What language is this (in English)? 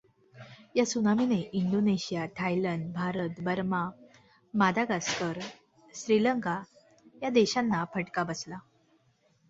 Marathi